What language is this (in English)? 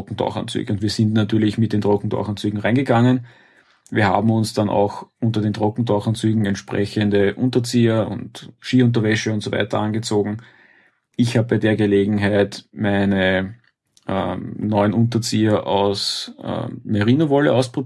German